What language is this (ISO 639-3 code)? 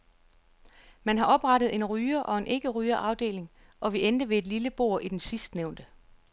dan